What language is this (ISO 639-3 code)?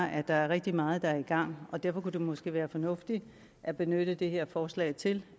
dan